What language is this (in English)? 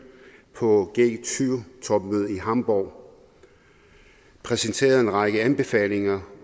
Danish